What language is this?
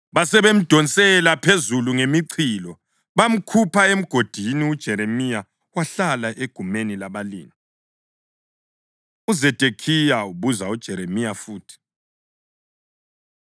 North Ndebele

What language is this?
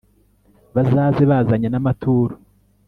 Kinyarwanda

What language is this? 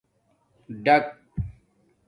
Domaaki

